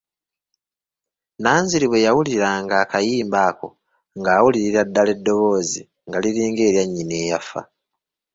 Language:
Ganda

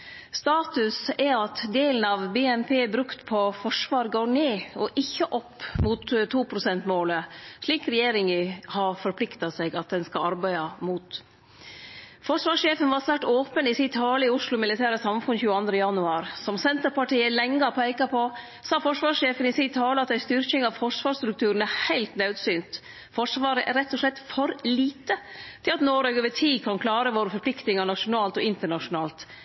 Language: Norwegian Nynorsk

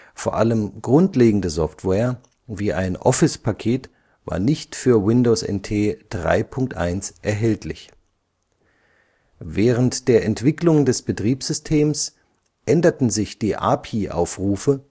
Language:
German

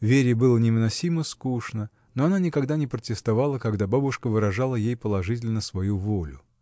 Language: Russian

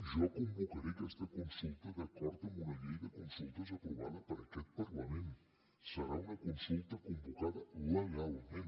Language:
Catalan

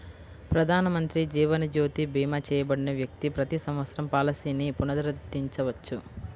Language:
Telugu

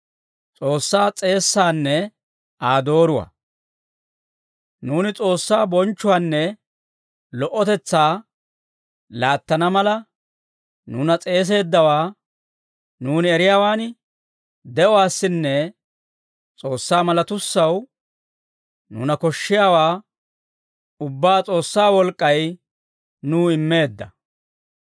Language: Dawro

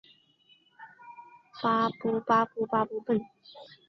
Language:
Chinese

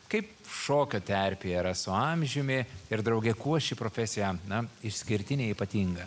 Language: Lithuanian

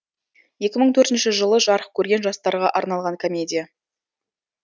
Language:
Kazakh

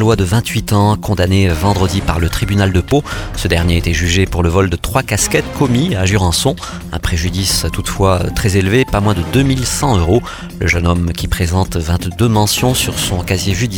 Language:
French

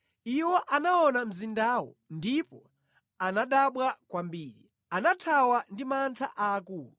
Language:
Nyanja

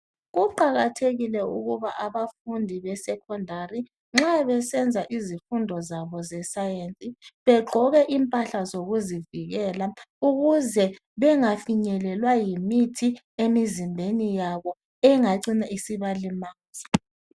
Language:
North Ndebele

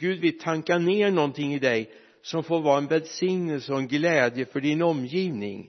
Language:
Swedish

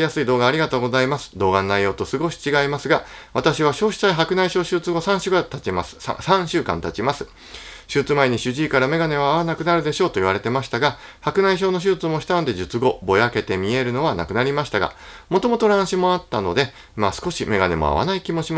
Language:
Japanese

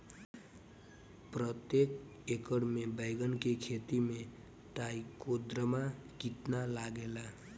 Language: Bhojpuri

